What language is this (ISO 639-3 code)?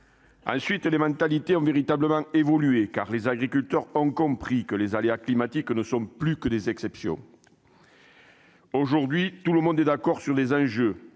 fra